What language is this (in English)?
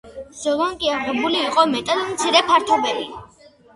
Georgian